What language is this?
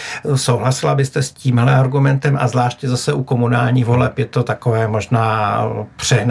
Czech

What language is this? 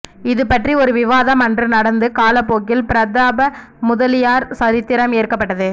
Tamil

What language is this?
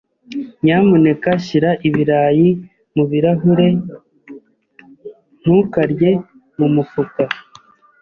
Kinyarwanda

